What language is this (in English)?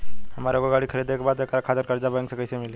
Bhojpuri